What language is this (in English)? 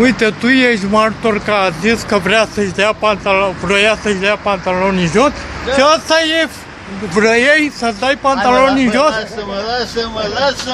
Romanian